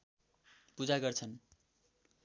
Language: Nepali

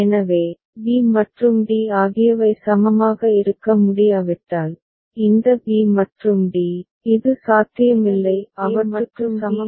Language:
Tamil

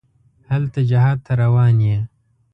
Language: Pashto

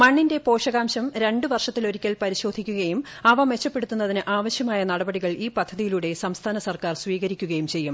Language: Malayalam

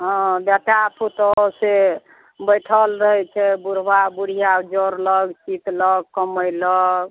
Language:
Maithili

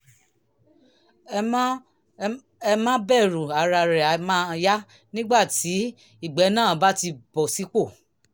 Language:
Yoruba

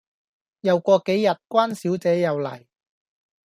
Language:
Cantonese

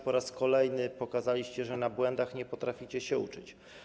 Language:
Polish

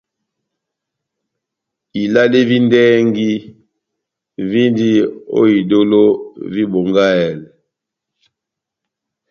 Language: Batanga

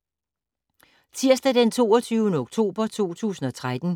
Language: Danish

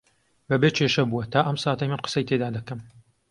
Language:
Central Kurdish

